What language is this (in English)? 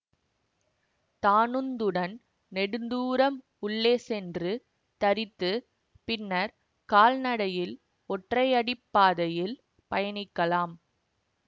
Tamil